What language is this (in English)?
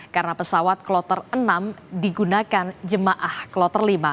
Indonesian